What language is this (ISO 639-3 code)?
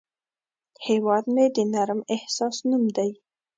pus